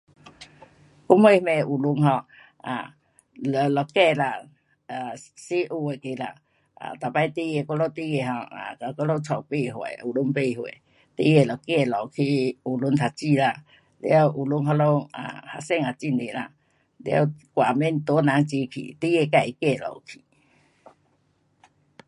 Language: Pu-Xian Chinese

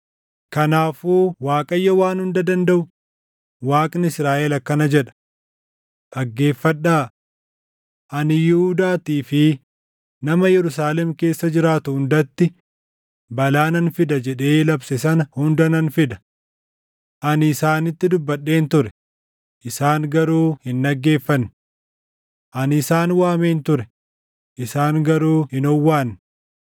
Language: Oromo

